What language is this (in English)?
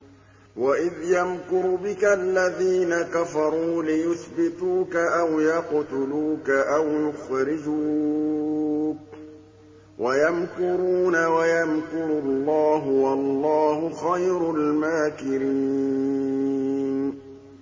Arabic